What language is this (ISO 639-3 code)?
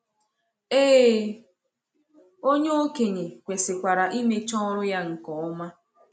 ibo